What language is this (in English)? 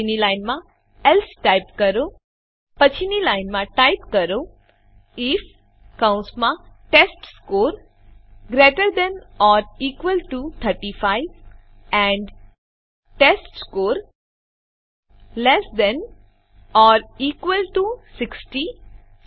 Gujarati